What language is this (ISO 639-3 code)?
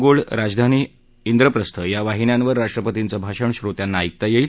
mar